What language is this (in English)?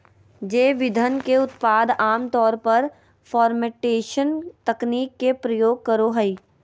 Magahi